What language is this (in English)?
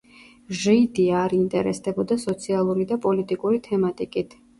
Georgian